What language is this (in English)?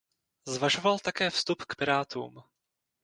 Czech